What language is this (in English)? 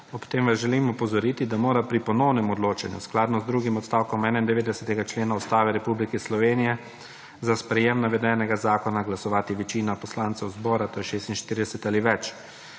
Slovenian